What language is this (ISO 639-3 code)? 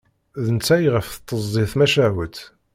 kab